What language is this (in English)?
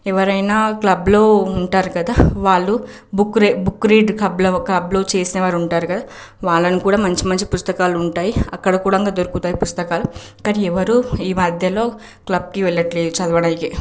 Telugu